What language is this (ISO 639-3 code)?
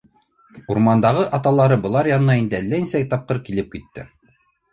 bak